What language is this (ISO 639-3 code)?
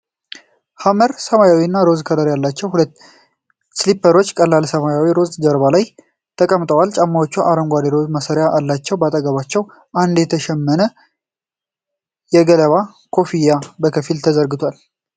amh